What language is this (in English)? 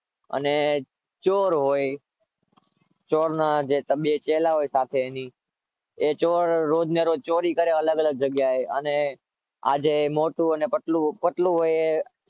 Gujarati